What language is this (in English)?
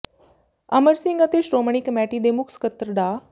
Punjabi